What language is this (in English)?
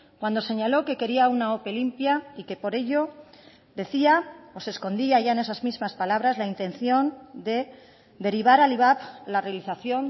Spanish